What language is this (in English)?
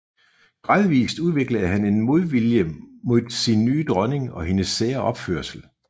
Danish